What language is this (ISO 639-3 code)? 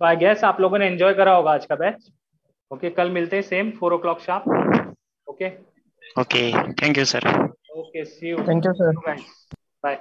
hin